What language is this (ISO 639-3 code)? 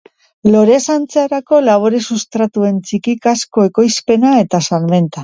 eus